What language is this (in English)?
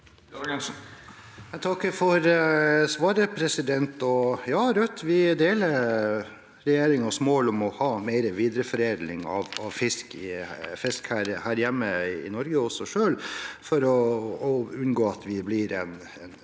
Norwegian